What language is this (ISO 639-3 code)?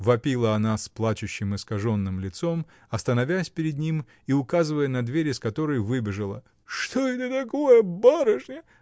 rus